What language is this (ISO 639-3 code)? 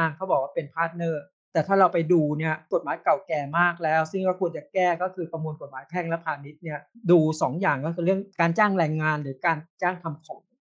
tha